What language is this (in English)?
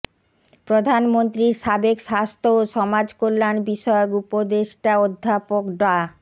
Bangla